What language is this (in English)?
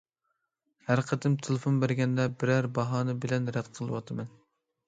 Uyghur